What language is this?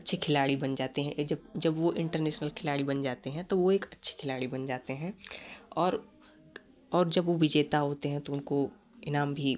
Hindi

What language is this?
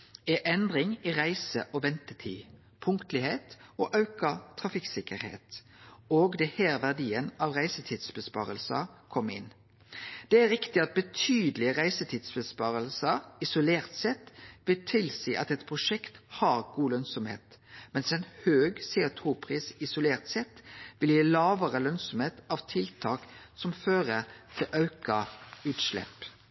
Norwegian Nynorsk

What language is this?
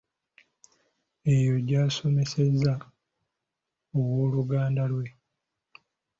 Ganda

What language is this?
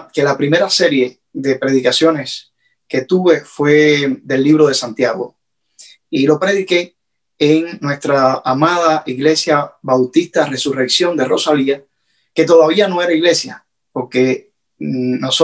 Spanish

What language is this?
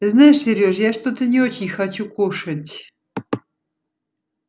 Russian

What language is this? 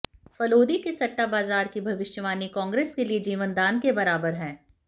Hindi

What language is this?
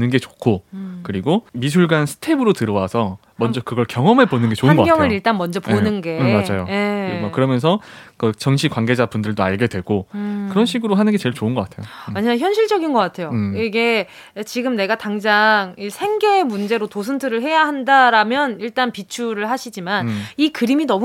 Korean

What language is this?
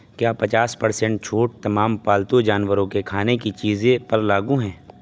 Urdu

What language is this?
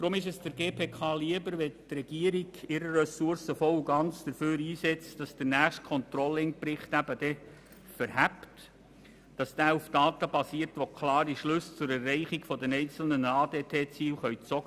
Swiss German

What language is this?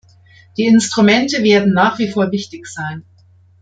German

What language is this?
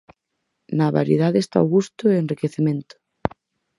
Galician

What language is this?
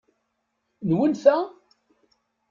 Kabyle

